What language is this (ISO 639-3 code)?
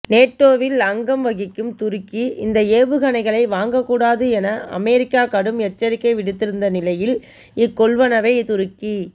tam